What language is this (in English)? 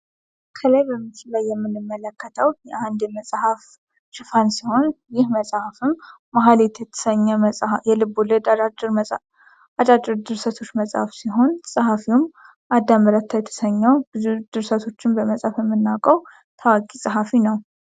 Amharic